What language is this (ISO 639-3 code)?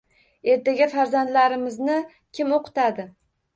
uzb